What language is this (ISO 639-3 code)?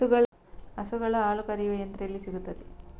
kan